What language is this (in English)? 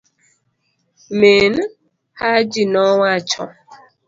Luo (Kenya and Tanzania)